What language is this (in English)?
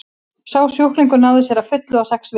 Icelandic